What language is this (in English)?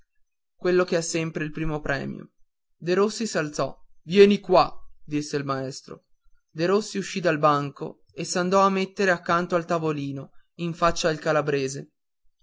Italian